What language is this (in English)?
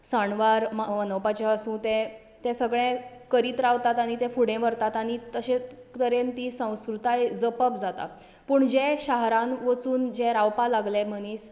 Konkani